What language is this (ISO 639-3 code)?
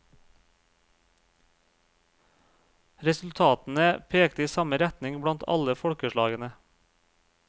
nor